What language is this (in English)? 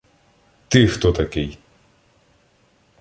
Ukrainian